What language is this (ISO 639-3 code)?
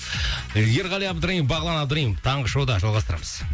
kaz